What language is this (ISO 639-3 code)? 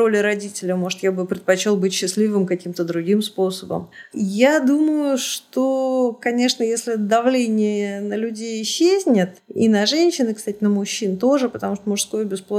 rus